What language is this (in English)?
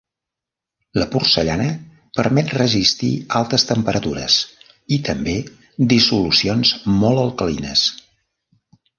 Catalan